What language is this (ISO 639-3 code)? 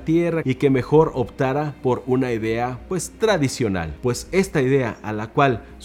spa